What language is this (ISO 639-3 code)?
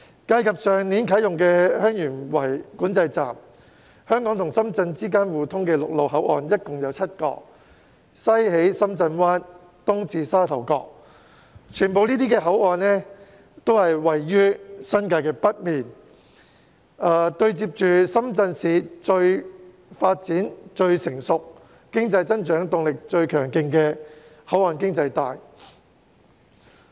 yue